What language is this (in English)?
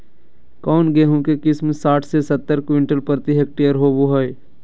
Magahi